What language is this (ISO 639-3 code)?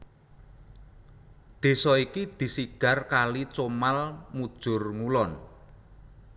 jav